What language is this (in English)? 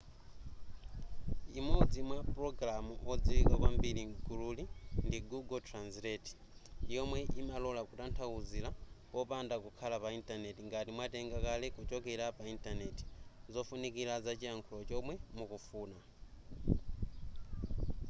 Nyanja